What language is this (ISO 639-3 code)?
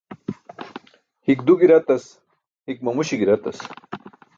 bsk